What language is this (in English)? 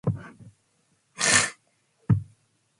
Manx